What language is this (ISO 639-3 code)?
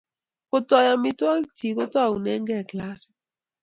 kln